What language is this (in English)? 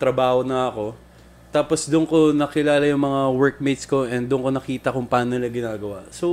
Filipino